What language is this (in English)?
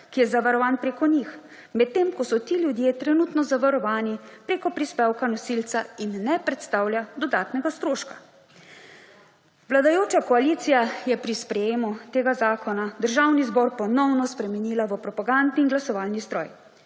Slovenian